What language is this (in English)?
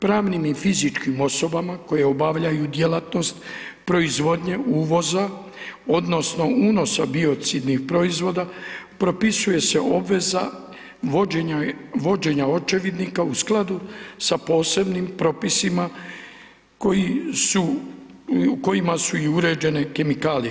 Croatian